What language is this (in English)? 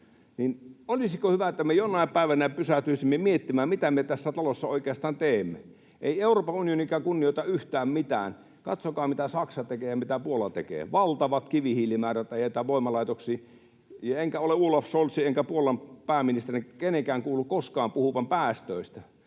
Finnish